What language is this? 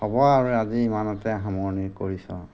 Assamese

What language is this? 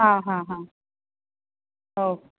Konkani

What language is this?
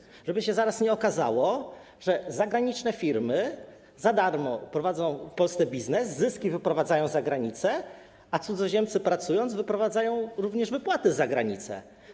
Polish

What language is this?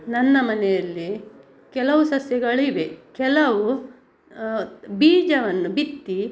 Kannada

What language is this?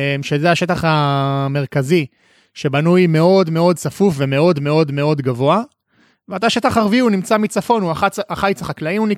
Hebrew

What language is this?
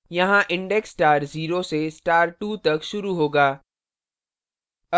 Hindi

